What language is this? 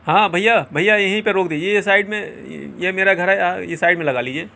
Urdu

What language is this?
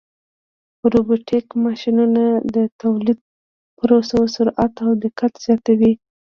Pashto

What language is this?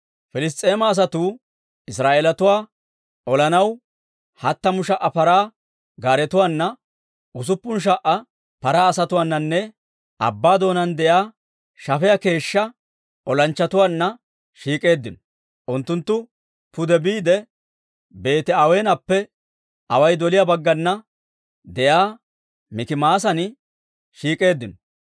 Dawro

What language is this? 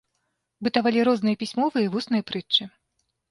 Belarusian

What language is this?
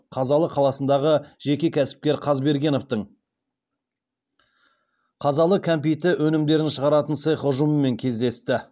Kazakh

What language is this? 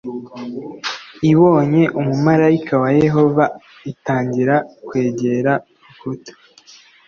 Kinyarwanda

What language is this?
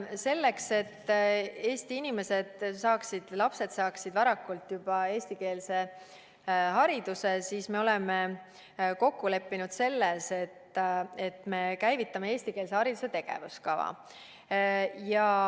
Estonian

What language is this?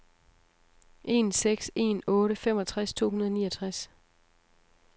Danish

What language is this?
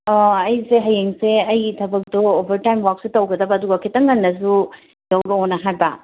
Manipuri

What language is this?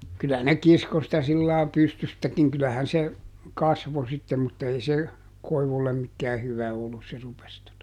Finnish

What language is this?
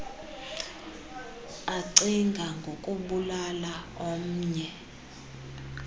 Xhosa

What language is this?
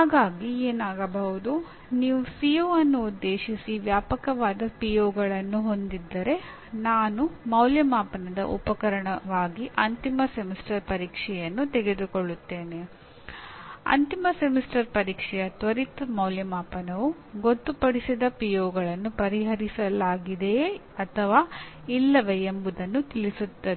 Kannada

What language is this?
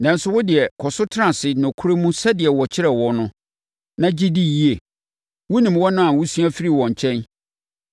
Akan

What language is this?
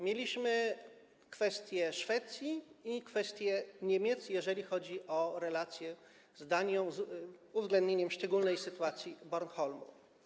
Polish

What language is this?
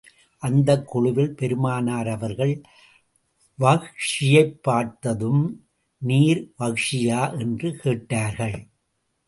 Tamil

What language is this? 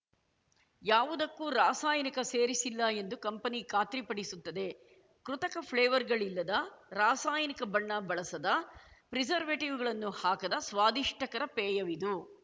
Kannada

